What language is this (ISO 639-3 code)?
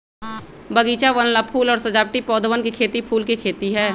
mag